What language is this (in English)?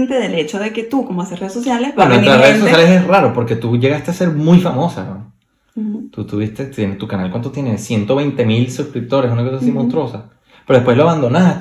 Spanish